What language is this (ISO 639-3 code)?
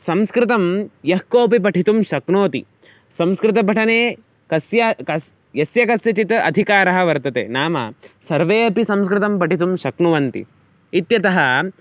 san